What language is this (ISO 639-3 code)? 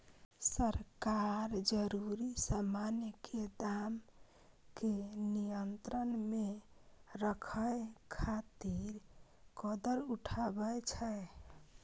mai